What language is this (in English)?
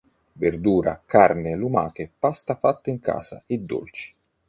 Italian